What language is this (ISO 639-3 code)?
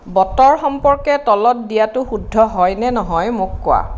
asm